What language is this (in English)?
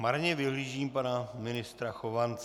Czech